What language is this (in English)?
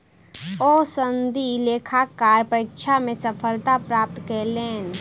Maithili